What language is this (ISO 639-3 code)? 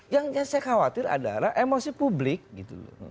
ind